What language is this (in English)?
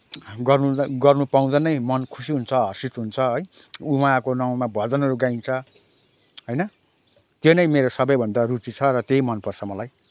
Nepali